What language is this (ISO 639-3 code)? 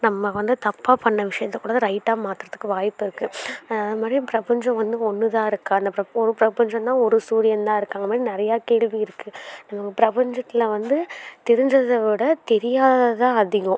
tam